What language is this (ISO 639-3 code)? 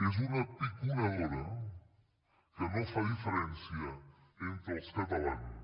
cat